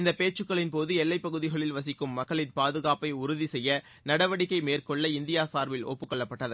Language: Tamil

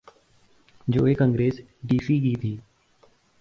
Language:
Urdu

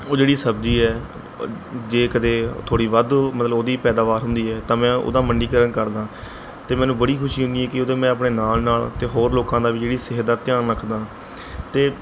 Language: Punjabi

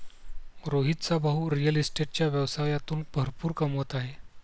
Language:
Marathi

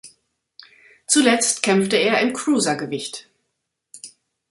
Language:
German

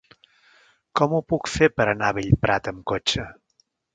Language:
Catalan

